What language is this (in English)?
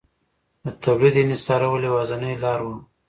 Pashto